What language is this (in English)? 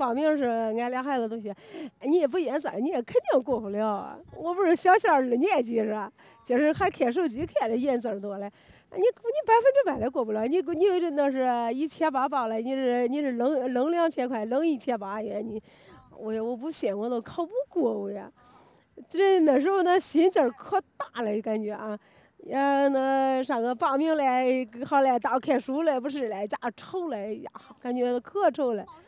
Chinese